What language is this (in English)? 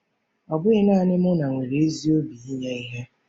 Igbo